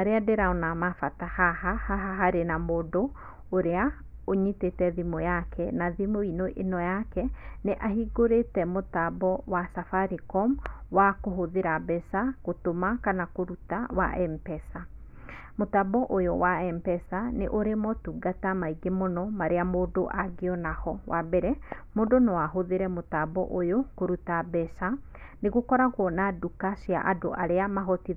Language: Kikuyu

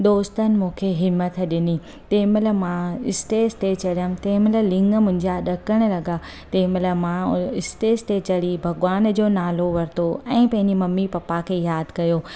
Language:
Sindhi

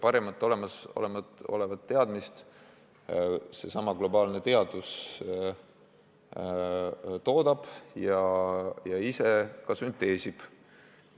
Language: Estonian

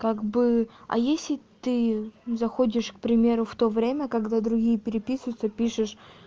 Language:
Russian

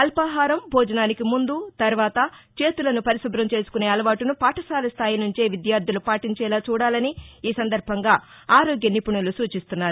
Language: Telugu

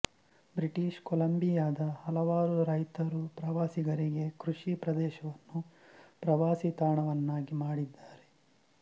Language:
Kannada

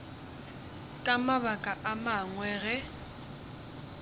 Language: Northern Sotho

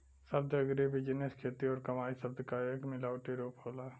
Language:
Bhojpuri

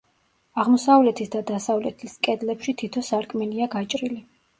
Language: Georgian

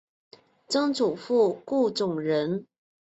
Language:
Chinese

